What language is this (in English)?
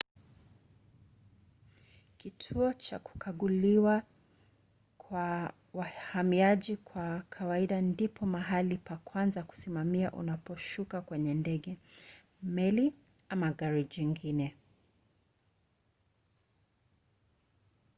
Swahili